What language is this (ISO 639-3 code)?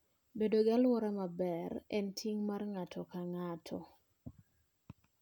luo